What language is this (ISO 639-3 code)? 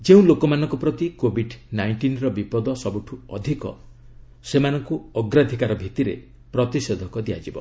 ori